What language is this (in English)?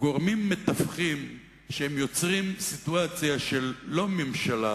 Hebrew